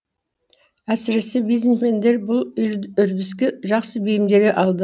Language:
Kazakh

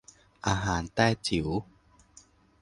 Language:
Thai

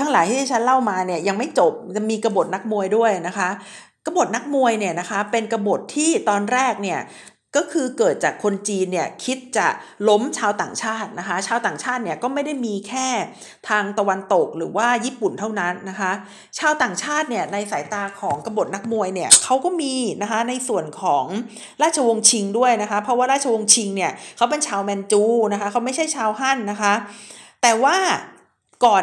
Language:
Thai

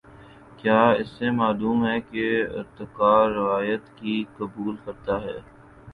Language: Urdu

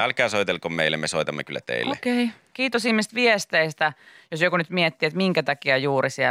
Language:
Finnish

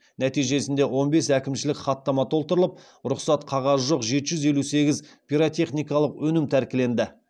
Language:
Kazakh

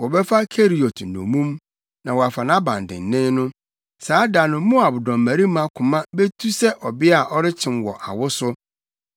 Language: Akan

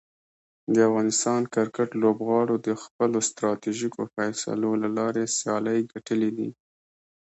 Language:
Pashto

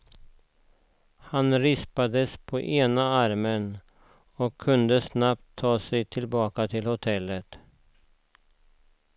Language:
Swedish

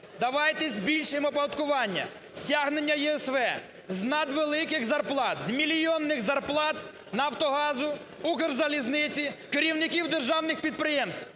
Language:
Ukrainian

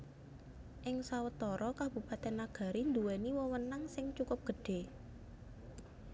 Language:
Javanese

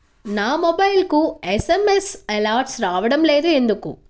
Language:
Telugu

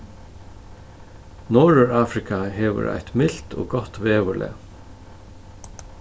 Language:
Faroese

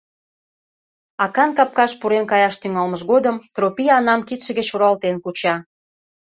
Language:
Mari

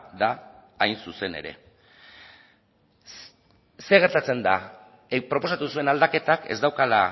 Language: Basque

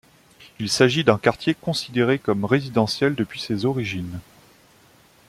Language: French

